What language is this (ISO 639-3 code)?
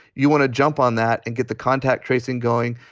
eng